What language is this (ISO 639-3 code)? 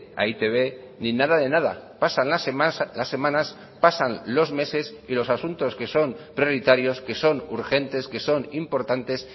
spa